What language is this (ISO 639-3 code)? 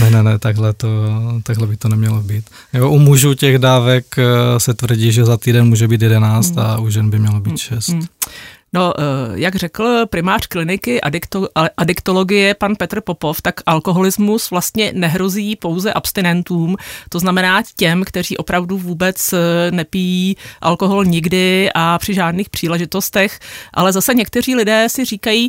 ces